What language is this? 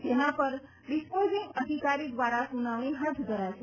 Gujarati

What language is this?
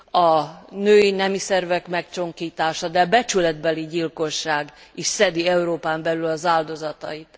Hungarian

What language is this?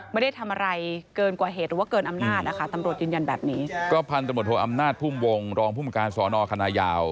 Thai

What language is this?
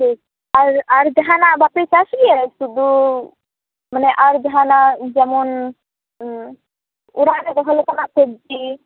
Santali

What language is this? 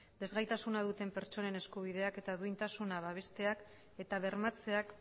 Basque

